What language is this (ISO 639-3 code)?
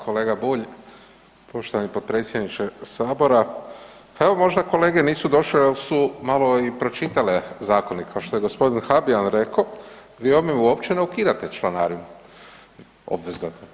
hrv